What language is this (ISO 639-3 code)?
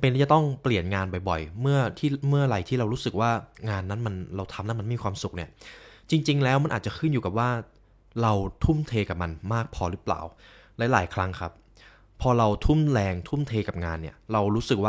tha